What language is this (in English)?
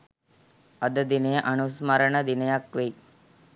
Sinhala